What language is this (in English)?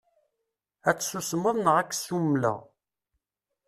Kabyle